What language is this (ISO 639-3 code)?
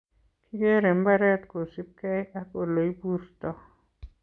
kln